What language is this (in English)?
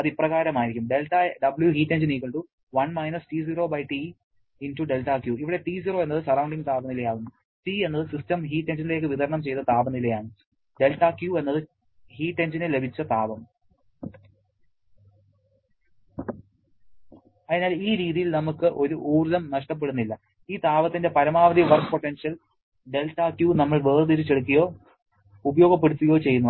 Malayalam